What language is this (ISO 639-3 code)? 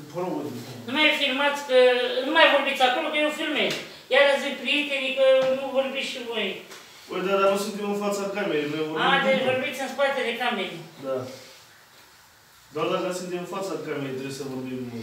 ron